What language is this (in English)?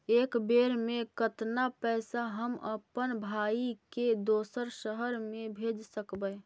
Magahi